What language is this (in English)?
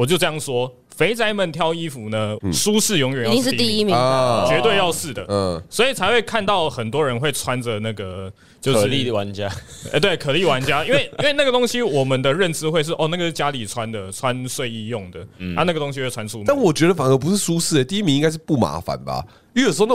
Chinese